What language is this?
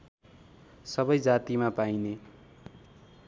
Nepali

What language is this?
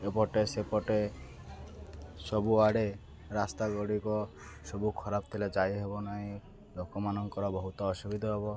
Odia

